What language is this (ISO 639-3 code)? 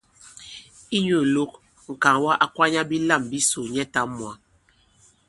abb